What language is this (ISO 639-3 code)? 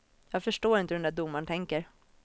swe